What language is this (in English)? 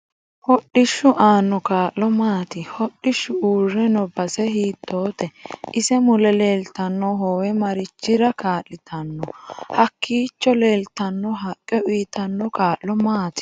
Sidamo